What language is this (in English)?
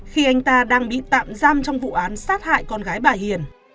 Vietnamese